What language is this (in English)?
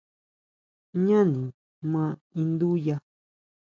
Huautla Mazatec